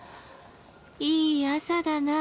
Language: Japanese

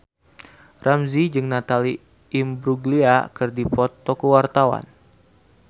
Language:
Sundanese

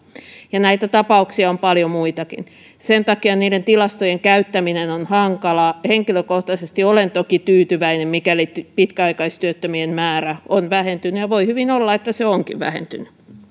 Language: Finnish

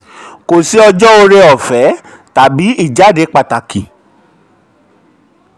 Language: Yoruba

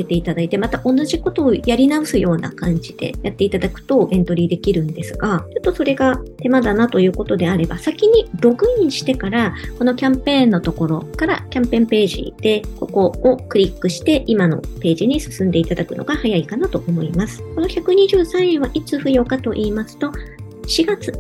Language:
Japanese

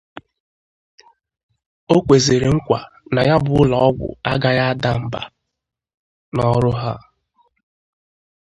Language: Igbo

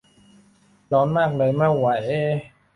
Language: Thai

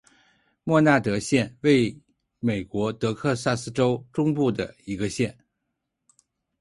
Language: Chinese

